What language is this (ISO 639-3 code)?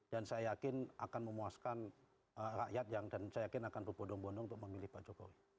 ind